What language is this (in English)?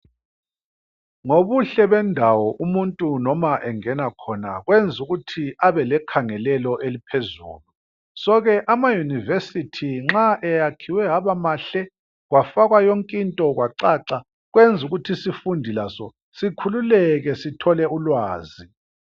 North Ndebele